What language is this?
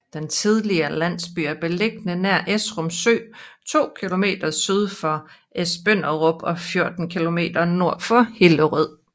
Danish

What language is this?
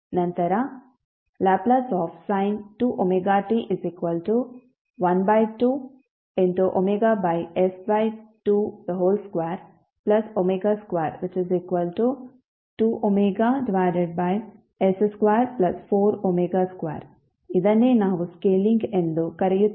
Kannada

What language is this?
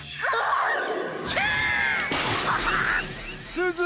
Japanese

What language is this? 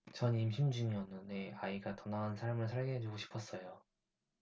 Korean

